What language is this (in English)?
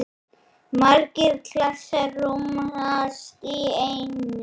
Icelandic